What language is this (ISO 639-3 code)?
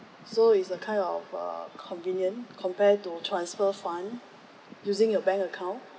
eng